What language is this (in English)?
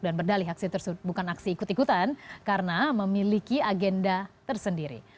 Indonesian